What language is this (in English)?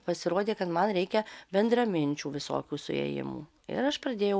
Lithuanian